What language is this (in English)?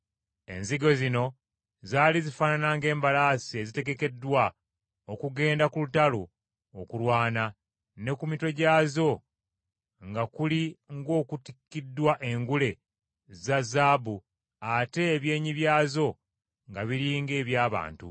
Ganda